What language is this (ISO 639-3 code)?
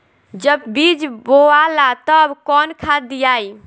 bho